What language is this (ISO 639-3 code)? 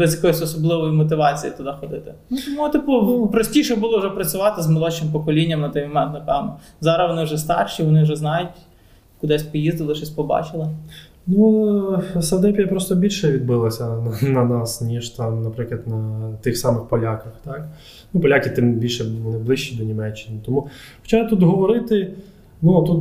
ukr